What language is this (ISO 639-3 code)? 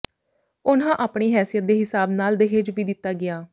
pan